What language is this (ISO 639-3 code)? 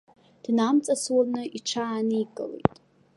abk